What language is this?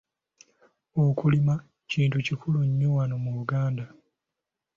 Ganda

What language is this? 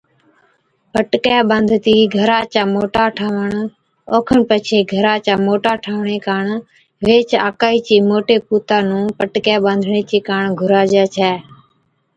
Od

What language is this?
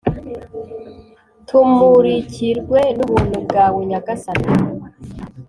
Kinyarwanda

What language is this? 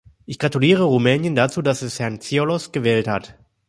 German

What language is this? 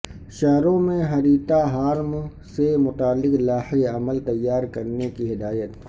Urdu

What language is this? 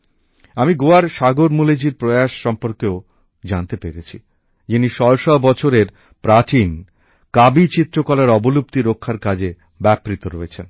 Bangla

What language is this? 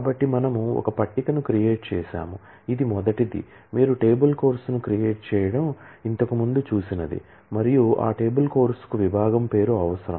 Telugu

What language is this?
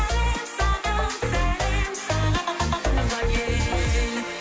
Kazakh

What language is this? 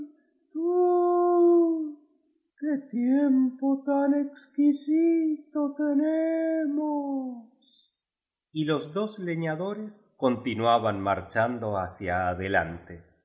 Spanish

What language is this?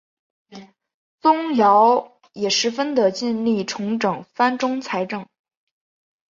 Chinese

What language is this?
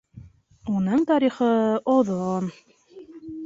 Bashkir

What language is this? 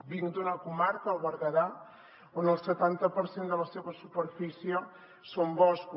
Catalan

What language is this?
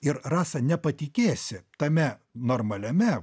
Lithuanian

